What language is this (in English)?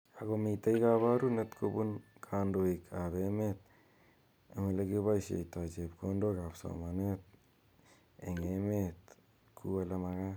Kalenjin